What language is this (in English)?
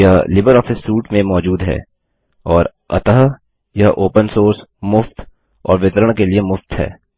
Hindi